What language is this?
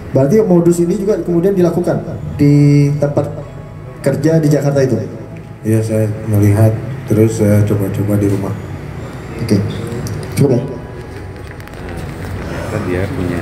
Indonesian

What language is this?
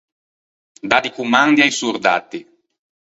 Ligurian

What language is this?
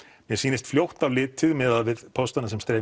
Icelandic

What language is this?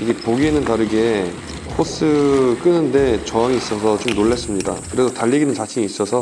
Korean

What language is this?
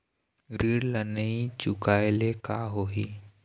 Chhattisgarhi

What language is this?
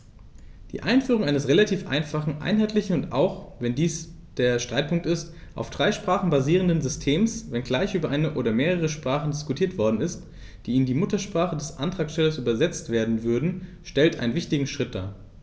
German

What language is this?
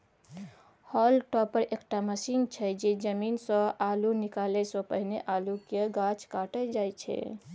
Maithili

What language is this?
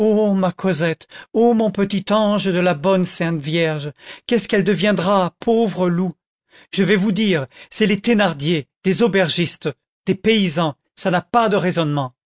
French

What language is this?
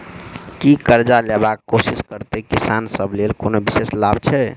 Maithili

